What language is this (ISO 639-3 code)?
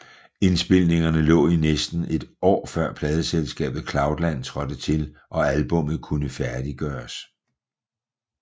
dan